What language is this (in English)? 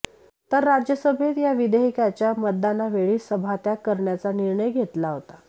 Marathi